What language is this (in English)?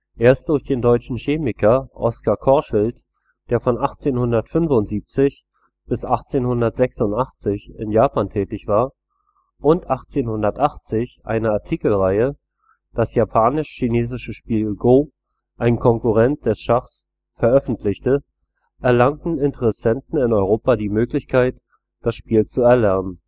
German